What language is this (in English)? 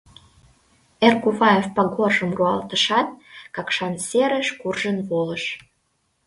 Mari